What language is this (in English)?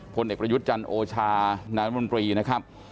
Thai